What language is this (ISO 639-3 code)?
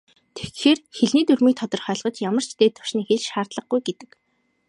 mon